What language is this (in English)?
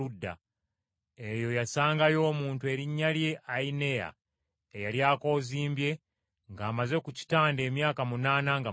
Ganda